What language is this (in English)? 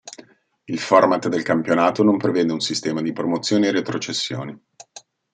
Italian